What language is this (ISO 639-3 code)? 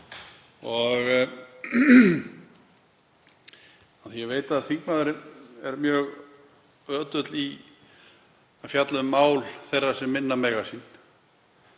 isl